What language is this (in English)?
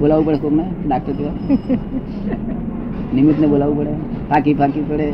Gujarati